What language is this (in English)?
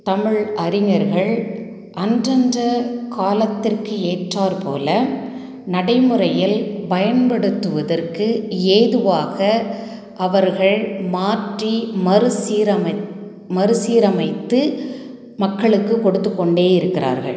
Tamil